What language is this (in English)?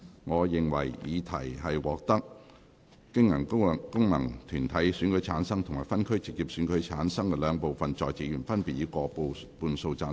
Cantonese